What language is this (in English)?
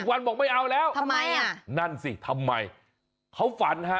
Thai